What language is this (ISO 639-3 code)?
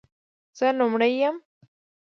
pus